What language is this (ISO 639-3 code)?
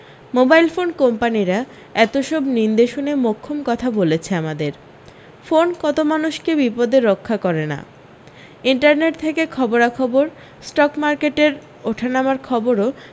ben